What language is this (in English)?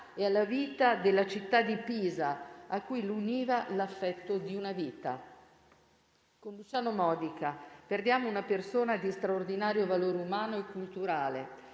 Italian